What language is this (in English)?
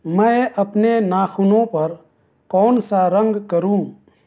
Urdu